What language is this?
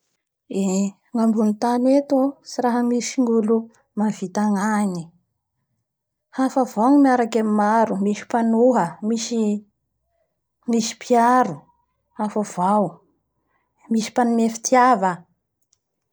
Bara Malagasy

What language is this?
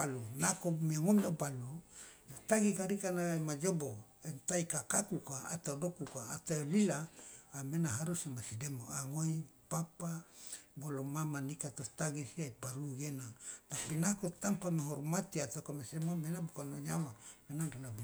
Loloda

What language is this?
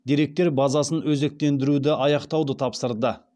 Kazakh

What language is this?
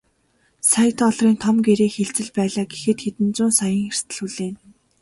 Mongolian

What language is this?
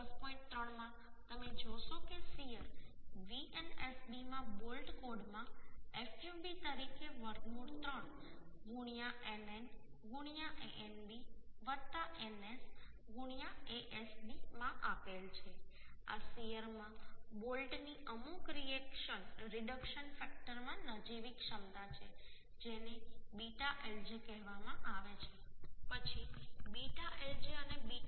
Gujarati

